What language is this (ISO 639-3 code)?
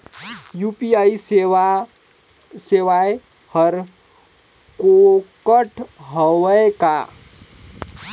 hne